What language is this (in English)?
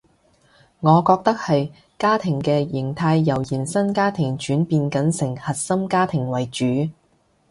Cantonese